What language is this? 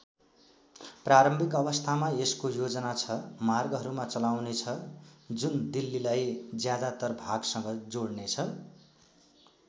Nepali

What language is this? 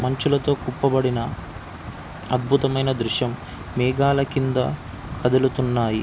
Telugu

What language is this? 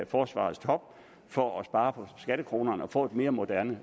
Danish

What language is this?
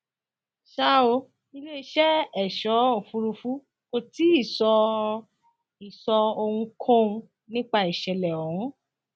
Yoruba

